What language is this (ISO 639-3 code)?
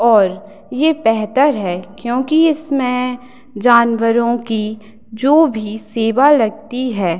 hin